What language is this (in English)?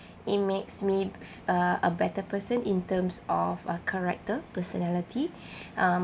English